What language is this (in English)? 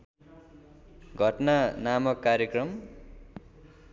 Nepali